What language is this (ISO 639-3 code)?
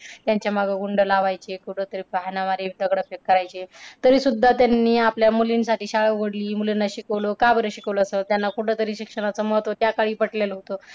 mar